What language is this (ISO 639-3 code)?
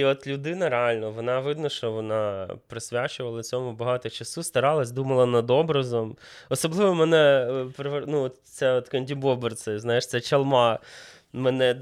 ukr